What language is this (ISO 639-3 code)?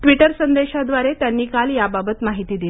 mar